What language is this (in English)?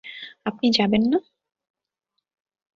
Bangla